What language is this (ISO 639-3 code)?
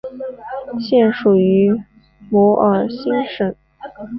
zho